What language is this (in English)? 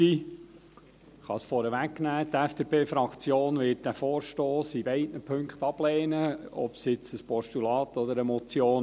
Swiss German